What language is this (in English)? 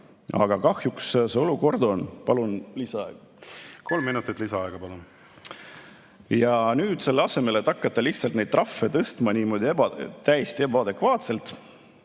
Estonian